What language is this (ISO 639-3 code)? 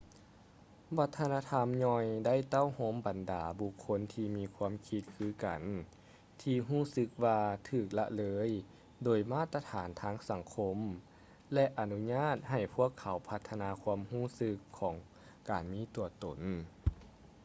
lao